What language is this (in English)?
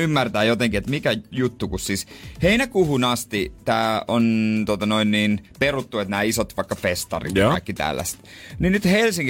Finnish